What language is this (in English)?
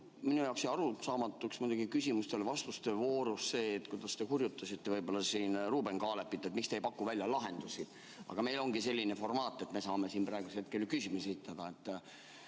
Estonian